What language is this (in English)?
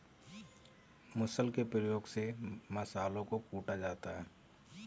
Hindi